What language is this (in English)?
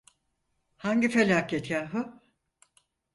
Turkish